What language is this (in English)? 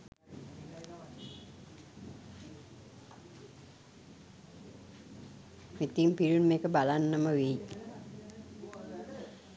Sinhala